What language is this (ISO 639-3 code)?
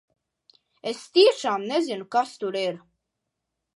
lav